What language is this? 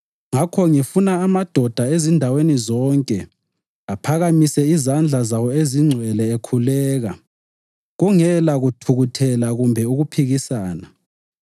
North Ndebele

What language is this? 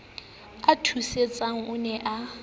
Southern Sotho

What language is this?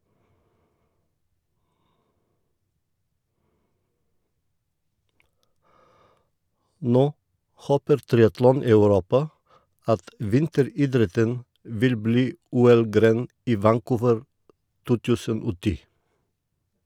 Norwegian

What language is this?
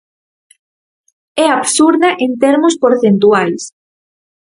Galician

